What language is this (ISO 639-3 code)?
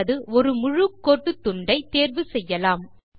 tam